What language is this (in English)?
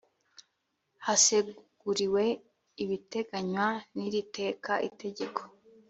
Kinyarwanda